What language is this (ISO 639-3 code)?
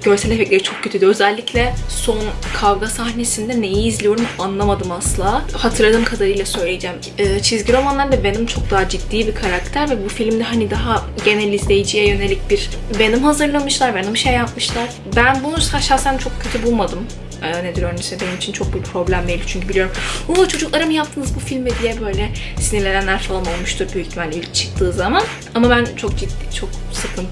tur